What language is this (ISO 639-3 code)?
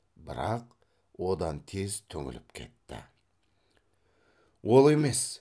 kaz